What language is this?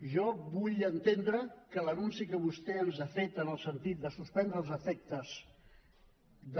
Catalan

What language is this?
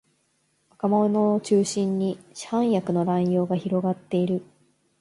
Japanese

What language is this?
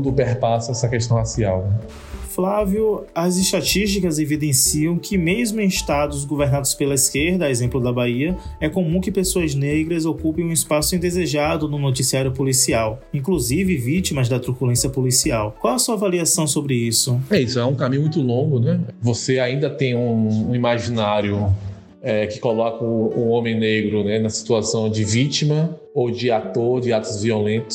Portuguese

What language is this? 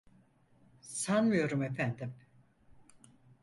Turkish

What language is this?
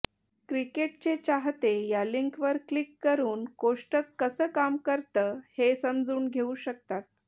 Marathi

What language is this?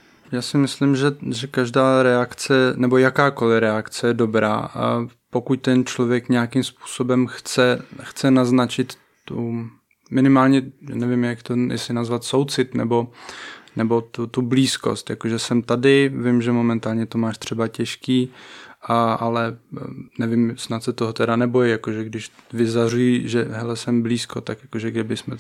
Czech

